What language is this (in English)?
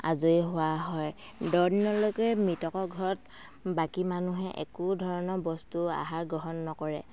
Assamese